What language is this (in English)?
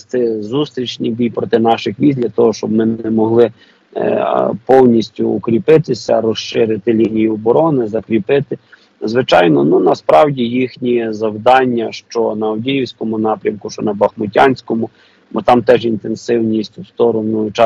Ukrainian